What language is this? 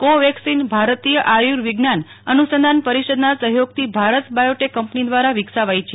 Gujarati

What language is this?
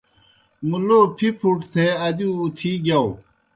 Kohistani Shina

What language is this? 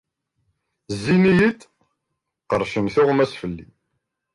Kabyle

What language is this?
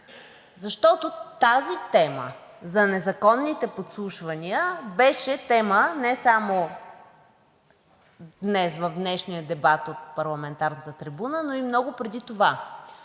Bulgarian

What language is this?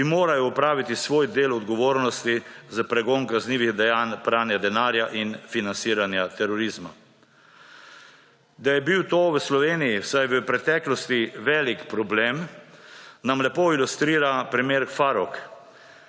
Slovenian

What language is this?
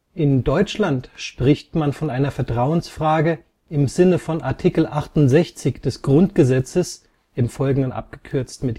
German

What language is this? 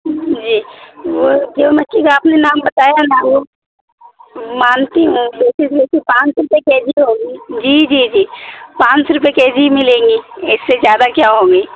Urdu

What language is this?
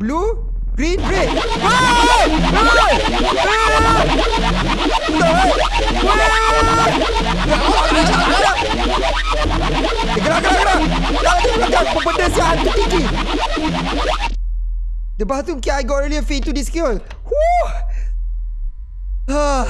Malay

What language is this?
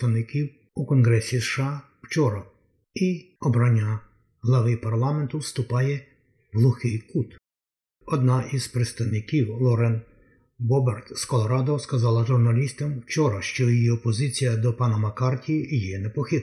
Ukrainian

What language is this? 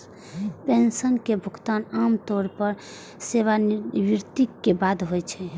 Maithili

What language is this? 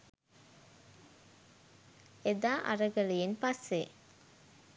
Sinhala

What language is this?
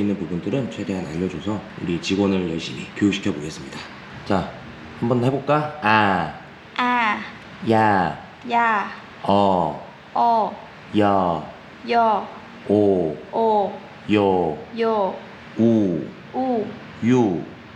Korean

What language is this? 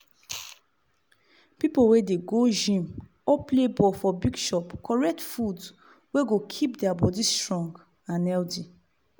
Nigerian Pidgin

